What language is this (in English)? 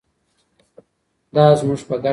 Pashto